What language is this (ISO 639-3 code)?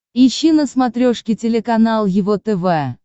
rus